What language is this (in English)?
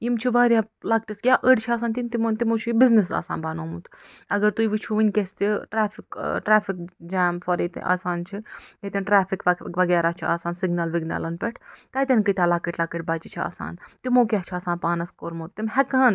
Kashmiri